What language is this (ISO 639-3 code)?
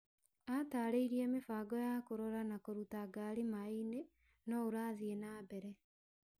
kik